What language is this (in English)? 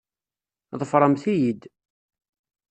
Kabyle